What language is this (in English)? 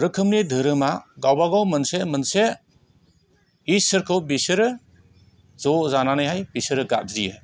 Bodo